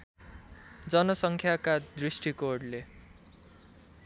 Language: Nepali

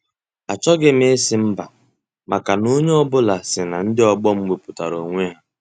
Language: Igbo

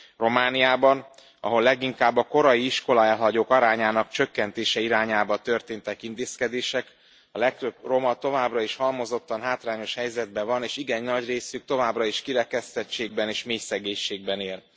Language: Hungarian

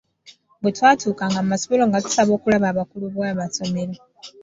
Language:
Ganda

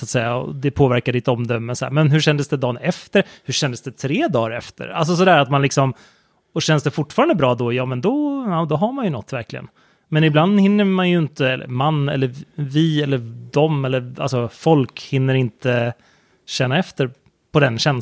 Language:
Swedish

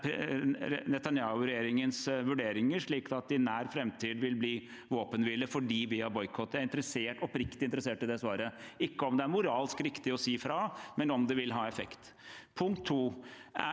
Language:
Norwegian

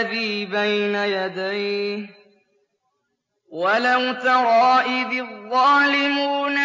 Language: Arabic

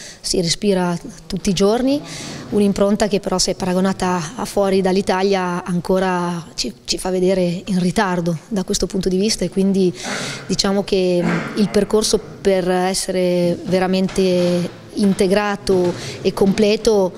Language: Italian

